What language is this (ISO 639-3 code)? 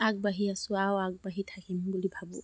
asm